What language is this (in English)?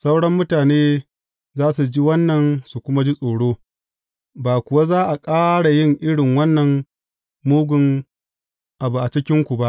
Hausa